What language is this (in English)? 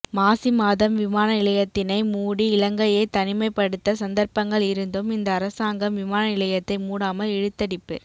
Tamil